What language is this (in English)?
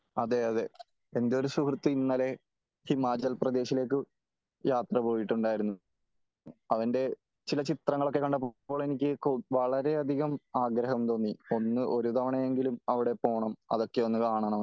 Malayalam